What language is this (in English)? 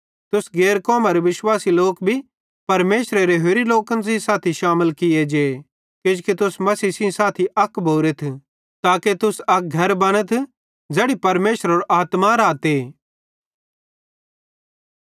Bhadrawahi